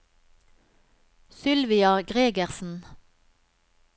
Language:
Norwegian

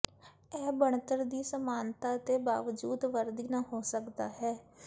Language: Punjabi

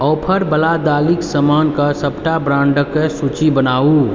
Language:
Maithili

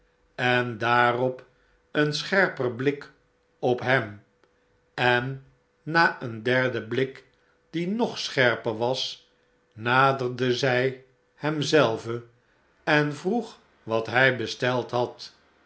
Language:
Dutch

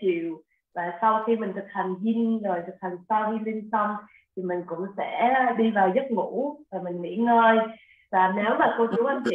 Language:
Vietnamese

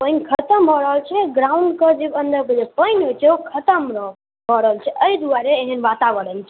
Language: Maithili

